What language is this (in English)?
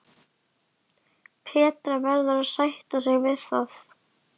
Icelandic